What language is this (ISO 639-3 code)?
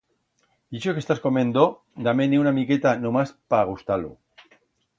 arg